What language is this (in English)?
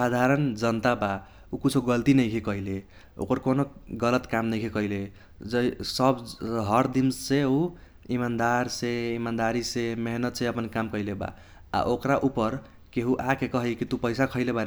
Kochila Tharu